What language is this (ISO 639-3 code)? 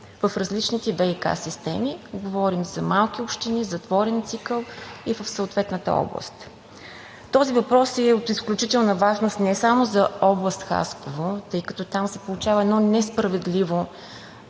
bul